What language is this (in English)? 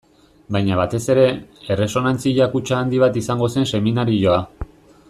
Basque